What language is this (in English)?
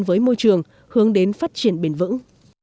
Vietnamese